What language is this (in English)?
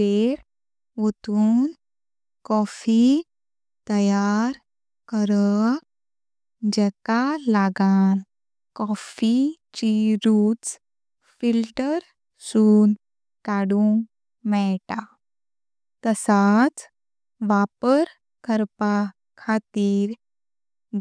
Konkani